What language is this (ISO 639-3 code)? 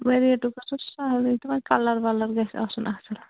kas